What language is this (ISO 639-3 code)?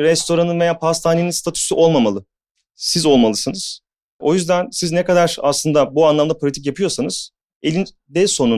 tur